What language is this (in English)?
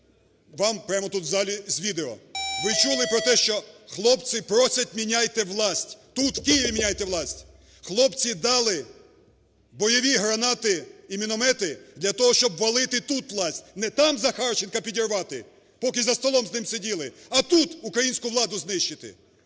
Ukrainian